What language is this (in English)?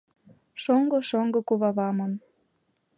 Mari